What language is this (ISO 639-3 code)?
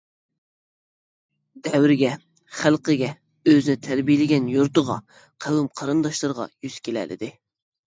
uig